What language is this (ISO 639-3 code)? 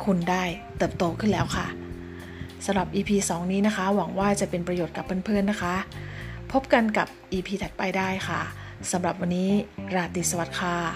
tha